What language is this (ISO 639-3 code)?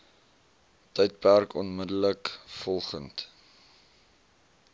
afr